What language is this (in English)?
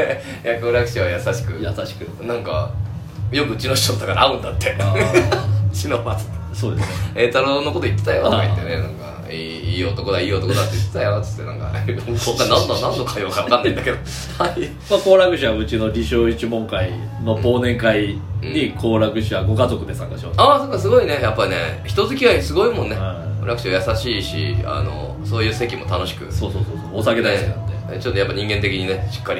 Japanese